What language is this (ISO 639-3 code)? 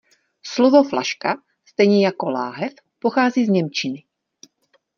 ces